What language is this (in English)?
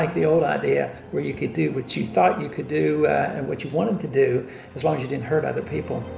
English